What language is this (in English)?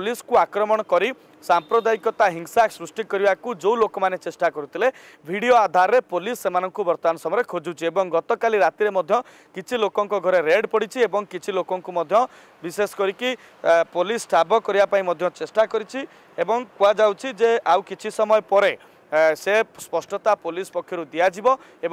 Hindi